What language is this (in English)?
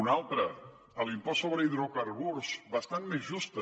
Catalan